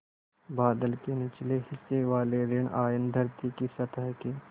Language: Hindi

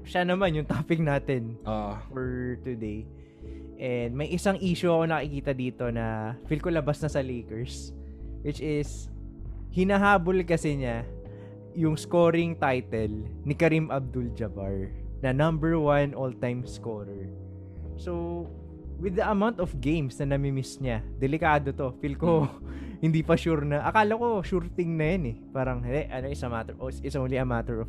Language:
Filipino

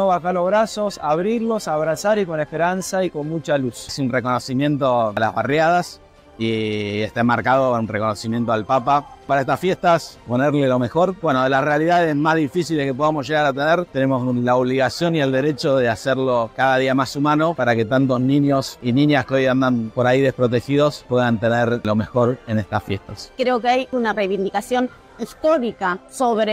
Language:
Spanish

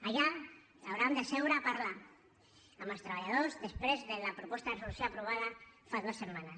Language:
Catalan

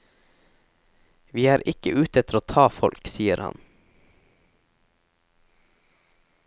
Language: Norwegian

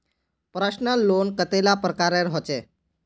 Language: Magahi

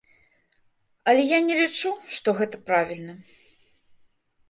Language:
Belarusian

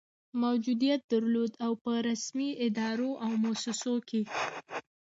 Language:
Pashto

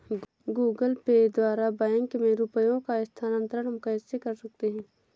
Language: Hindi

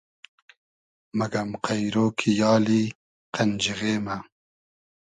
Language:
Hazaragi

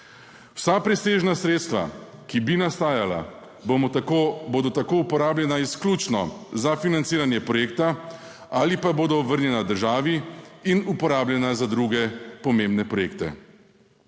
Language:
Slovenian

